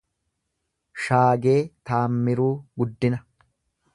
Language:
Oromo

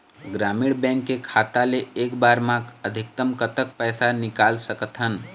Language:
Chhattisgarhi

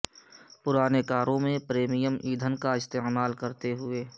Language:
Urdu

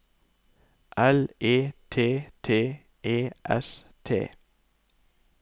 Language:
Norwegian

